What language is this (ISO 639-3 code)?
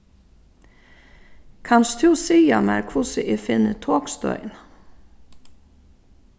fao